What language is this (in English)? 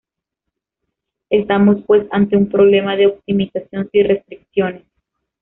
Spanish